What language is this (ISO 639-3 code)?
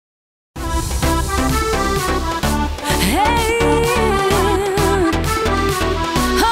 ron